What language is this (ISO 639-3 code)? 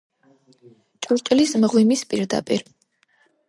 kat